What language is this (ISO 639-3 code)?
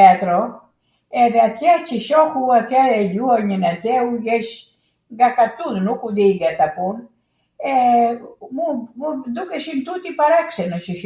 aat